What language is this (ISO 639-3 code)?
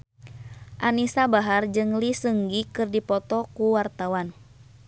sun